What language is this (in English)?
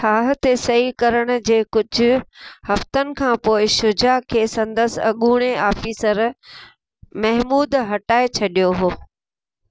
Sindhi